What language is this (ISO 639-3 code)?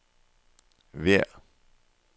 nor